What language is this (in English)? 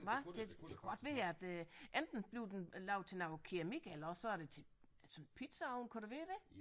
Danish